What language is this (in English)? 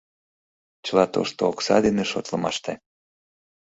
Mari